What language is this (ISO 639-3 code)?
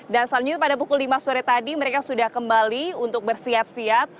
ind